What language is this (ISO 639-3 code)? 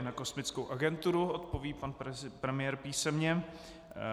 ces